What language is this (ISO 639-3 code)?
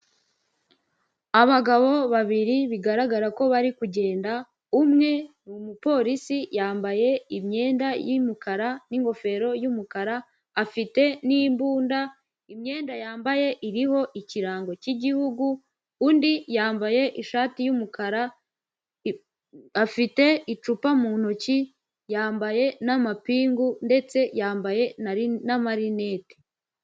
kin